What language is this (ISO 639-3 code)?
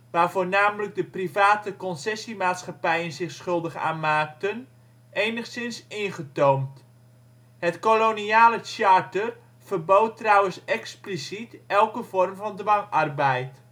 nld